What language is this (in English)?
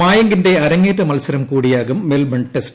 Malayalam